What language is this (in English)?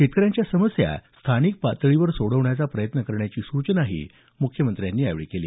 Marathi